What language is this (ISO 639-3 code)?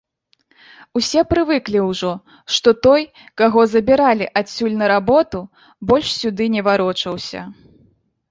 bel